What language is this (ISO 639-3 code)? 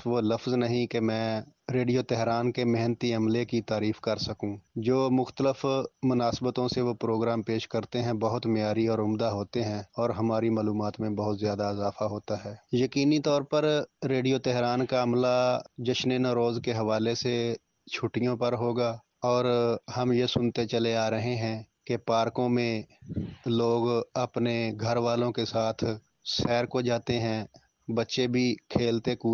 urd